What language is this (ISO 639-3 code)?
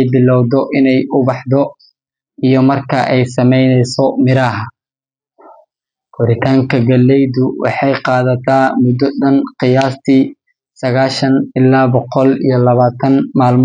som